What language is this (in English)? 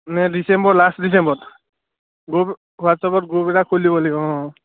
Assamese